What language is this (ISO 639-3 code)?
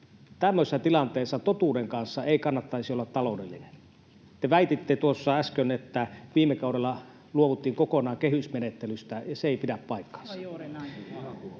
fin